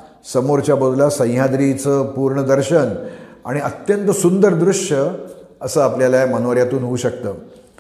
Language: Marathi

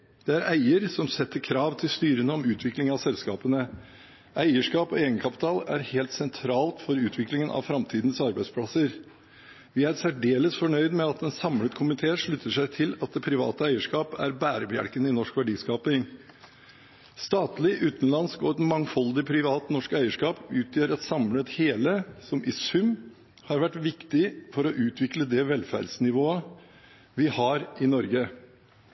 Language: Norwegian Bokmål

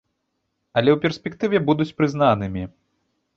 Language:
Belarusian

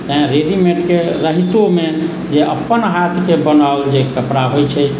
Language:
Maithili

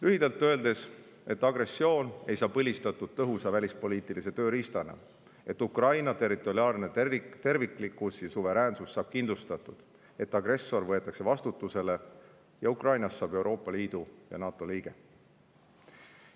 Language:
Estonian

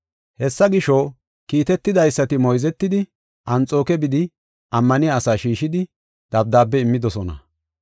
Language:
Gofa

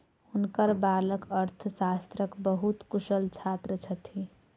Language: Maithili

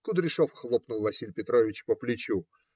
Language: Russian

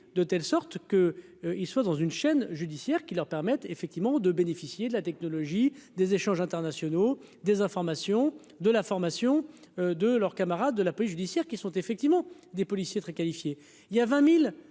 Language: French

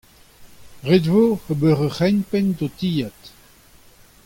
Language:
Breton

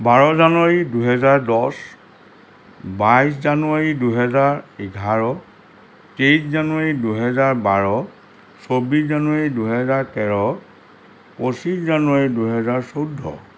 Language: Assamese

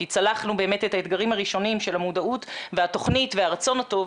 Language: Hebrew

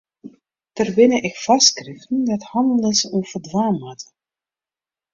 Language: Western Frisian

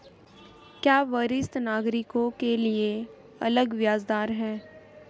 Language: Hindi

